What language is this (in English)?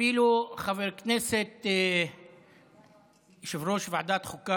Hebrew